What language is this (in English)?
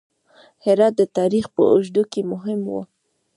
Pashto